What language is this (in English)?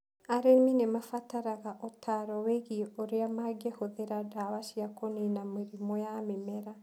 Kikuyu